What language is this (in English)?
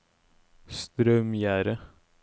Norwegian